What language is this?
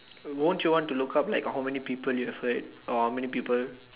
English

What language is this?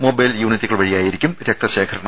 Malayalam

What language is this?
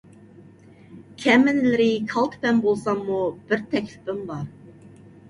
Uyghur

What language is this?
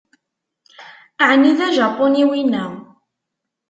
Kabyle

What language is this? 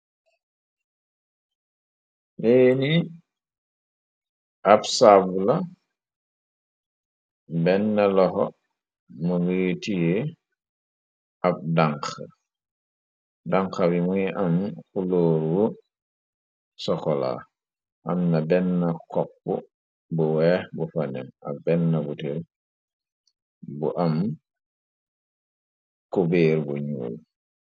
Wolof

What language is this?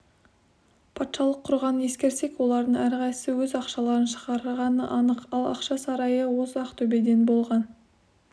Kazakh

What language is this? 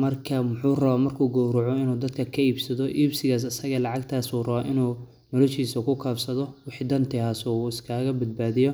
Somali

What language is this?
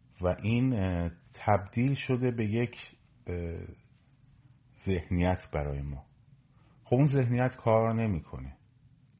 Persian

